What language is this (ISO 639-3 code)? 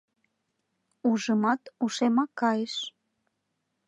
chm